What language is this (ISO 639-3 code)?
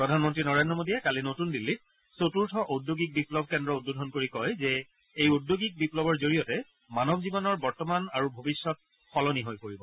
asm